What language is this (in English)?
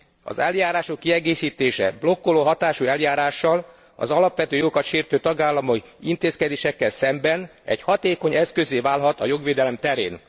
Hungarian